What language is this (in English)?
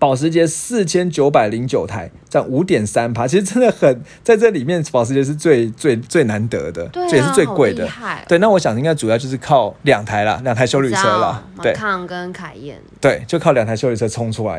Chinese